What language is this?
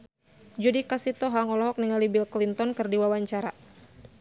Sundanese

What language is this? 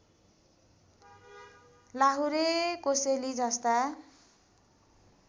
Nepali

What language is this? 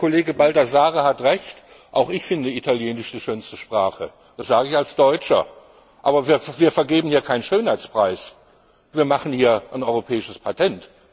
German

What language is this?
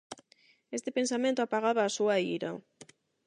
Galician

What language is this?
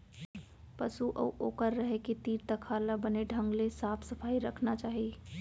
Chhattisgarhi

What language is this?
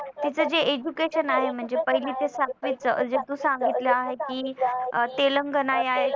Marathi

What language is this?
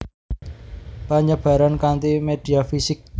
Javanese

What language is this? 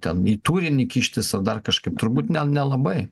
Lithuanian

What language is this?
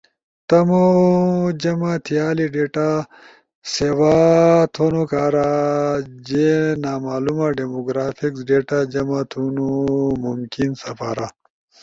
Ushojo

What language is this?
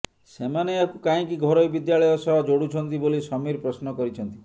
Odia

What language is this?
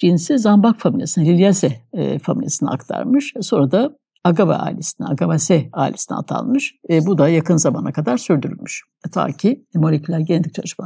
Turkish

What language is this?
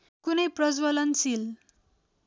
Nepali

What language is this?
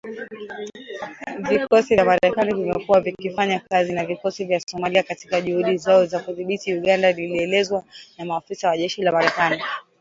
Swahili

